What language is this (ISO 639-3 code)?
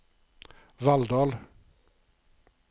nor